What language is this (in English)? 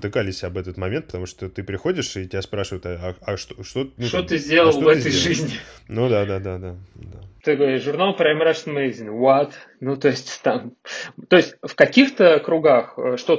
Russian